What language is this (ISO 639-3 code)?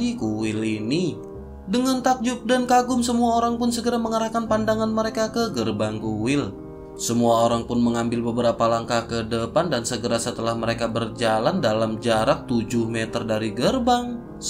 ind